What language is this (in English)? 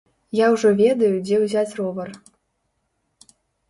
Belarusian